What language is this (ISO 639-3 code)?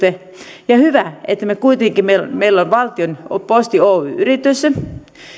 fin